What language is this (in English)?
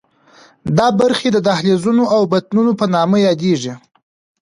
Pashto